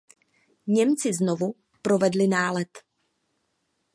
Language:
Czech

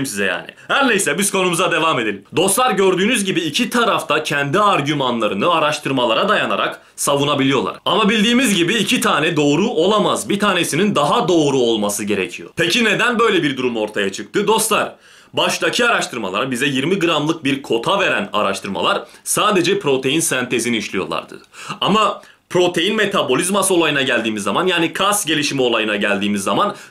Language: Turkish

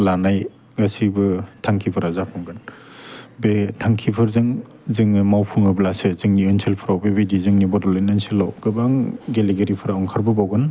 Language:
Bodo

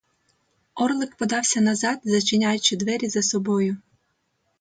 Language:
Ukrainian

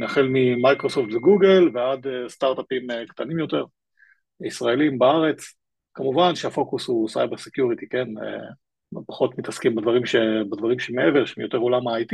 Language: Hebrew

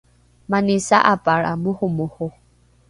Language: Rukai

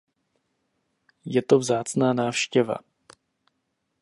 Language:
Czech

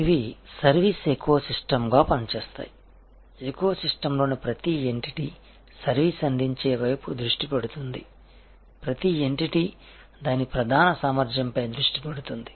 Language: Telugu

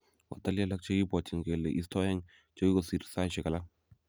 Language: Kalenjin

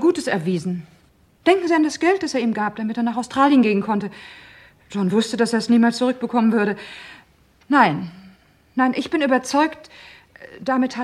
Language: German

